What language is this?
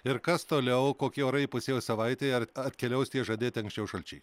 Lithuanian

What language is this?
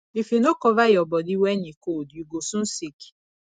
Nigerian Pidgin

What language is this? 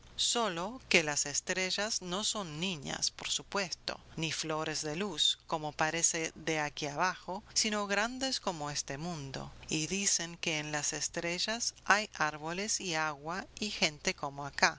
Spanish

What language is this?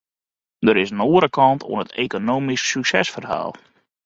Western Frisian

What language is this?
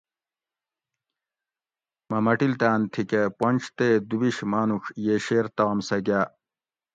Gawri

